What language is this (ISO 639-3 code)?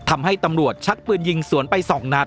tha